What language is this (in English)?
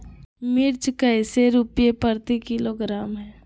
Magahi